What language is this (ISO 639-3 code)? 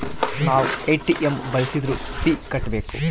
kan